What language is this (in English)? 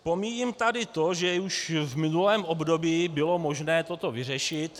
Czech